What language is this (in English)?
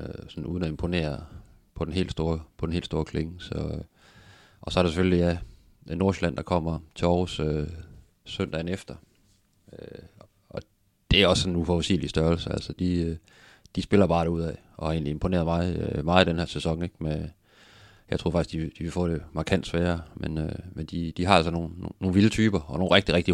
Danish